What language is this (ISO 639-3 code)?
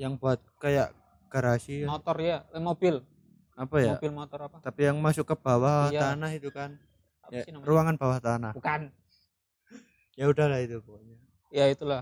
ind